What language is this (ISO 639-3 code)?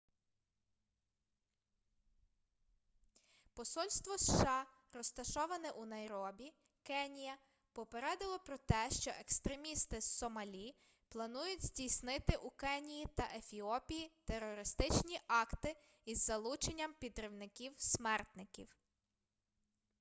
ukr